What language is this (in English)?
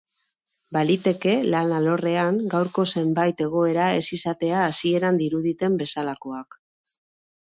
Basque